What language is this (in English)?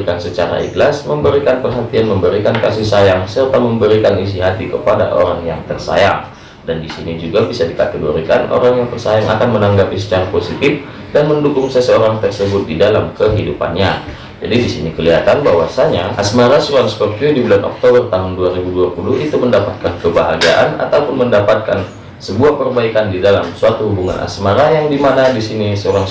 Indonesian